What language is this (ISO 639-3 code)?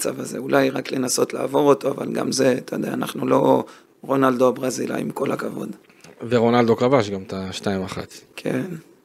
heb